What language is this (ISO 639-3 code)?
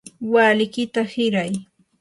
qur